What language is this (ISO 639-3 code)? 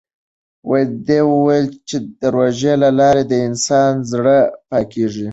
pus